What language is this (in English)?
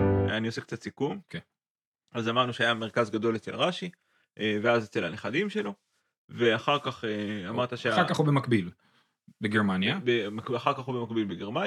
Hebrew